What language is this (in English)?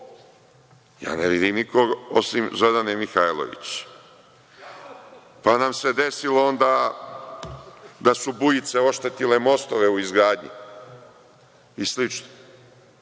Serbian